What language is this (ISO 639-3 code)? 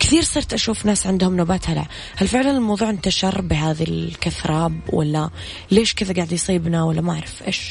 ara